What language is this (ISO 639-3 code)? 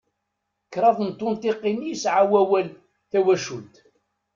kab